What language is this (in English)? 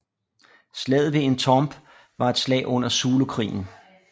Danish